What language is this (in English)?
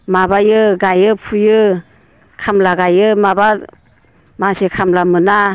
Bodo